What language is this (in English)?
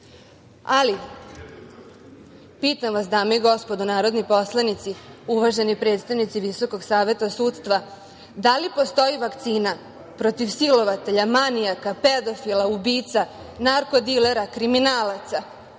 Serbian